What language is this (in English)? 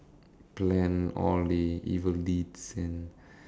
English